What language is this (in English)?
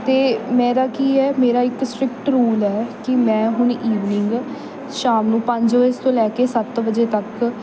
Punjabi